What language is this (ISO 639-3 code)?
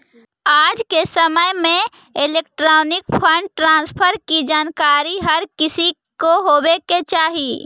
mag